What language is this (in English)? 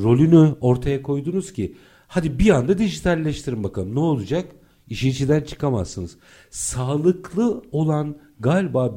Turkish